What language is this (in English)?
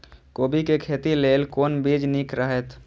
Maithili